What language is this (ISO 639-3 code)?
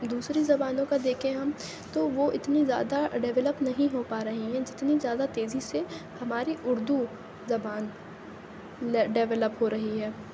urd